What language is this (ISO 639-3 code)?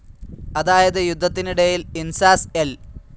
mal